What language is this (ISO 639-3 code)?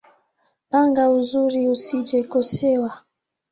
swa